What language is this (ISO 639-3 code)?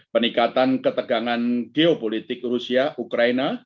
ind